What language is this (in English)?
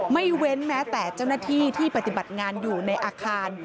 Thai